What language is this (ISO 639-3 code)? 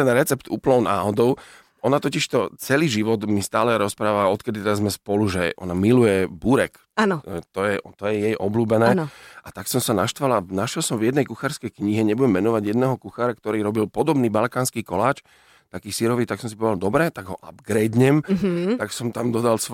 slk